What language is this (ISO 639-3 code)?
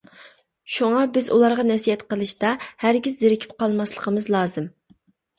uig